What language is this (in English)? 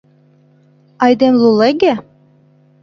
Mari